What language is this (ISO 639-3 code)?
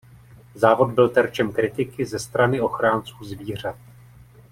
ces